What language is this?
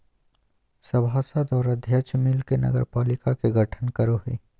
Magahi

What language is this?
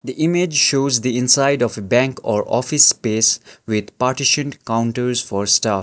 English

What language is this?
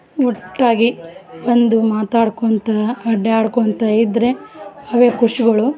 Kannada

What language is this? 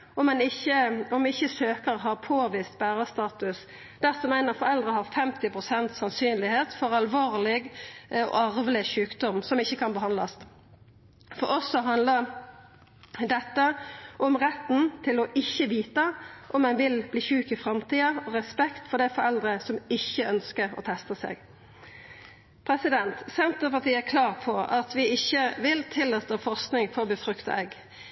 Norwegian Nynorsk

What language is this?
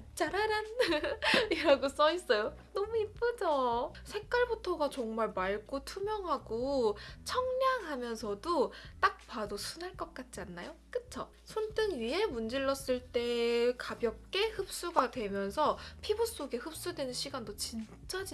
Korean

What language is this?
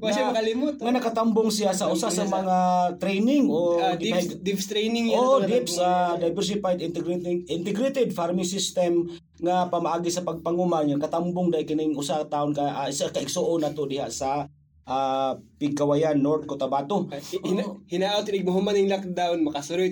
Filipino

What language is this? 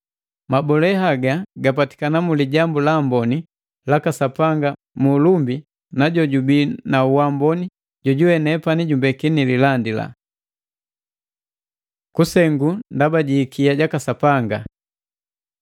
Matengo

